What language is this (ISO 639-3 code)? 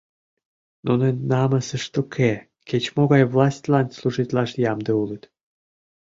chm